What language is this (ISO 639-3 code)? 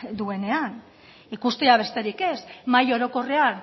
eus